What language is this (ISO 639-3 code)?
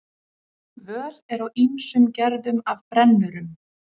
isl